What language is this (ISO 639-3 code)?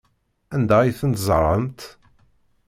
kab